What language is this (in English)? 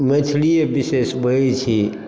Maithili